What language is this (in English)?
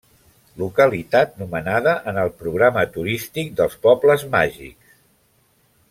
Catalan